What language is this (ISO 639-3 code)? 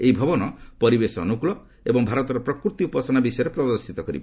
ori